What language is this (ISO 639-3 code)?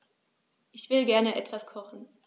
deu